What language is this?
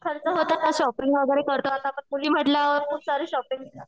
Marathi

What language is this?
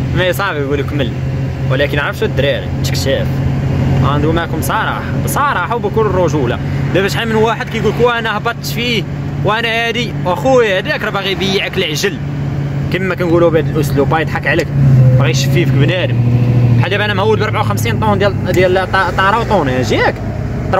Arabic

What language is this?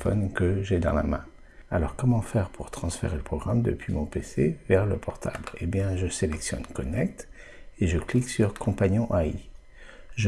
French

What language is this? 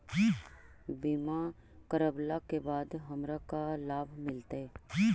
Magahi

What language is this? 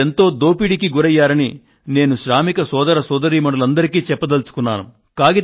Telugu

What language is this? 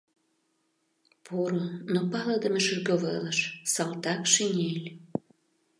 Mari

